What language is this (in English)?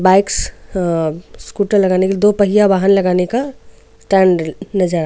Hindi